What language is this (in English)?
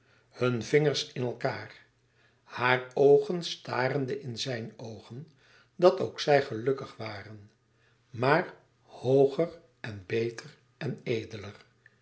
Dutch